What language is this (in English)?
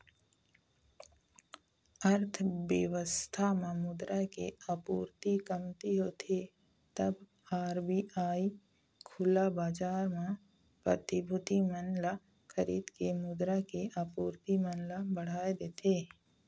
Chhattisgarhi